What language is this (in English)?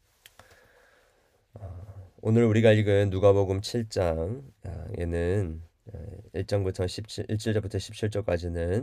Korean